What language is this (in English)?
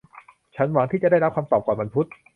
Thai